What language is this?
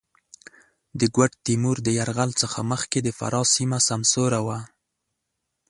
Pashto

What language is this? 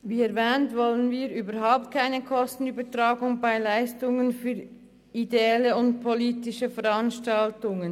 Swiss German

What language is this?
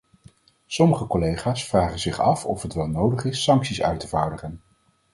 Dutch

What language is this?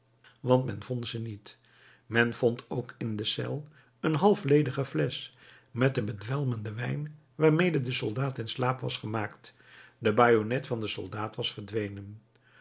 Dutch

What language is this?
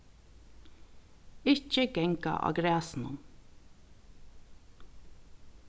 Faroese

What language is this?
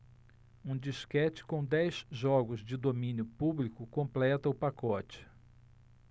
Portuguese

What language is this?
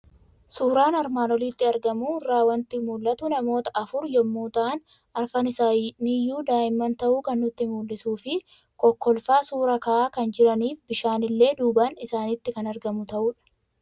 Oromo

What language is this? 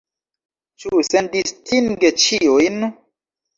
Esperanto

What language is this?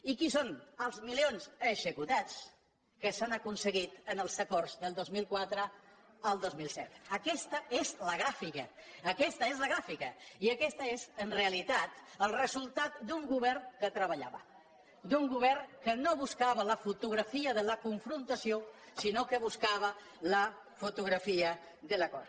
Catalan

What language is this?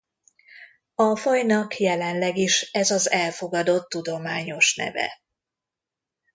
Hungarian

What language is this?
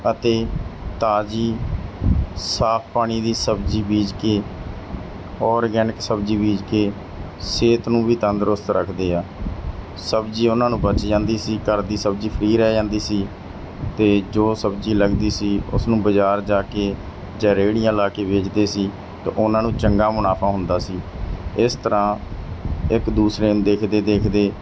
Punjabi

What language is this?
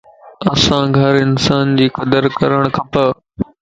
Lasi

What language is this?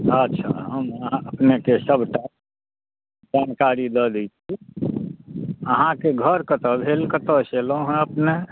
Maithili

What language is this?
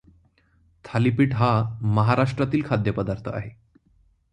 Marathi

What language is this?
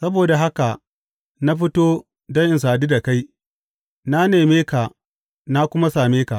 Hausa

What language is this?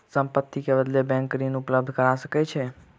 Maithili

